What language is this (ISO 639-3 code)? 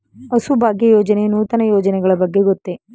kan